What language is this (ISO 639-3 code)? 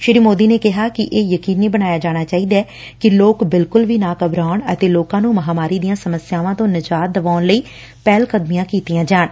pan